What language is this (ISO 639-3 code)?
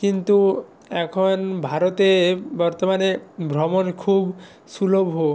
ben